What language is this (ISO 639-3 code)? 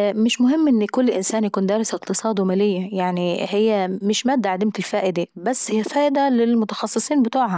aec